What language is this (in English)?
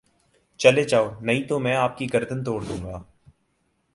Urdu